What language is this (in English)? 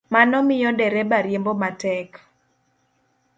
Luo (Kenya and Tanzania)